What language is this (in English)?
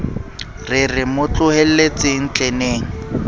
Southern Sotho